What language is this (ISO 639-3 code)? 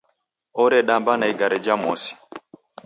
dav